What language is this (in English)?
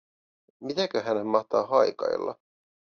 Finnish